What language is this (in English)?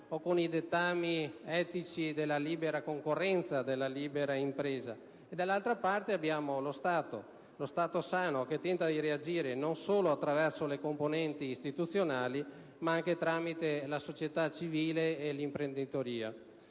Italian